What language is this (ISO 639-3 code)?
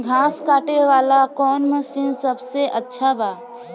bho